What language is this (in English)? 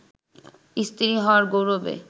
Bangla